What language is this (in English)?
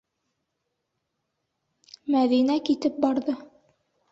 Bashkir